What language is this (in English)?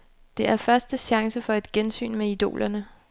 Danish